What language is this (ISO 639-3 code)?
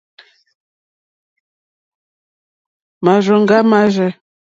bri